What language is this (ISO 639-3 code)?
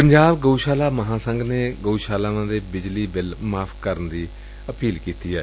pan